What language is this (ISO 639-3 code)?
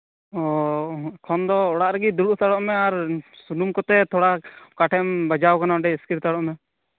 sat